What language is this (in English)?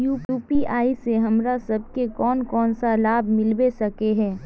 Magahi